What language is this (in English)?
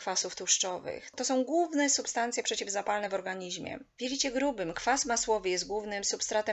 Polish